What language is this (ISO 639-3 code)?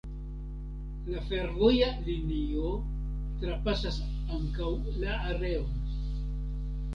epo